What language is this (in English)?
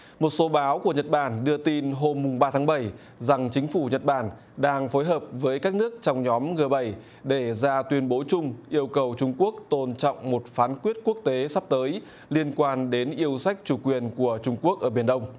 Vietnamese